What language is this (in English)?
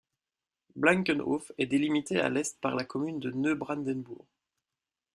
French